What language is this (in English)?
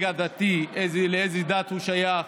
Hebrew